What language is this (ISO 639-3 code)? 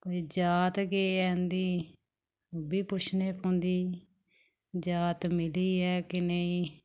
doi